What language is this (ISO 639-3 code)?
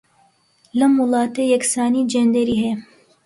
ckb